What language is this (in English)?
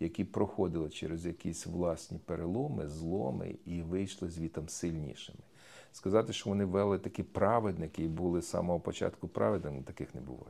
Ukrainian